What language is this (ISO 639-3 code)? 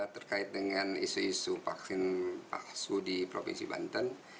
ind